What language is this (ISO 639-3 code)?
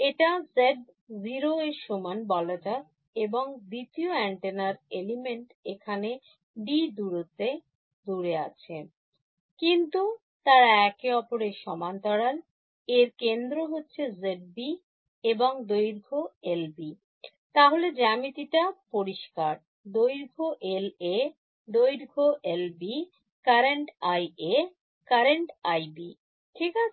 ben